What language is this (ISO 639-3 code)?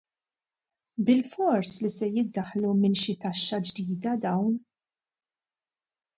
mlt